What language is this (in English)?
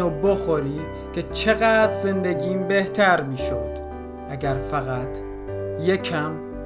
Persian